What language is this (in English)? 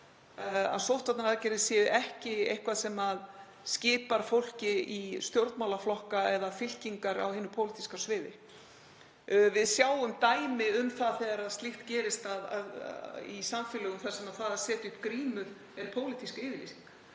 Icelandic